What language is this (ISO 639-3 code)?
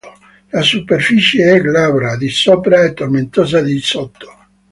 ita